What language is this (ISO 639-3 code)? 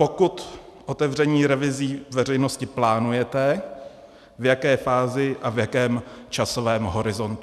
ces